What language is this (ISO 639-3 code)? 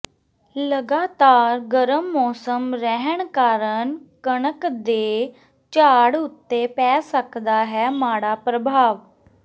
pan